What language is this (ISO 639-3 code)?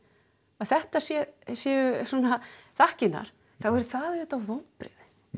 isl